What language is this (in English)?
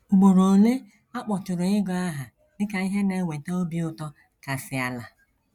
Igbo